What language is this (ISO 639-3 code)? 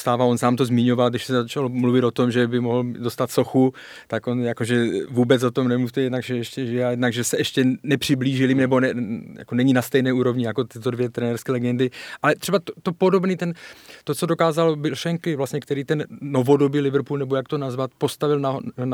ces